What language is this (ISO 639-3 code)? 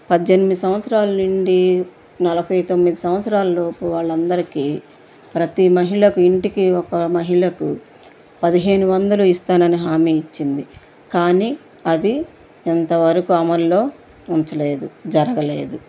tel